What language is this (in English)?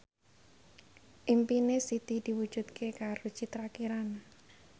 Javanese